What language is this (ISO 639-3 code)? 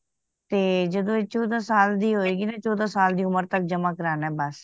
pan